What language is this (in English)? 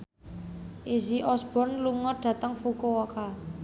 Javanese